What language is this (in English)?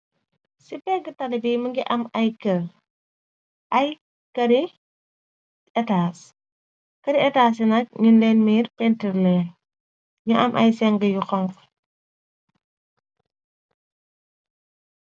Wolof